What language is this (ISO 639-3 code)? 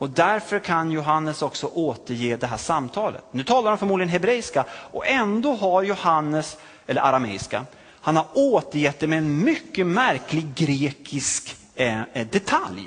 swe